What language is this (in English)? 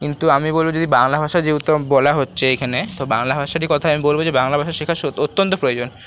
Bangla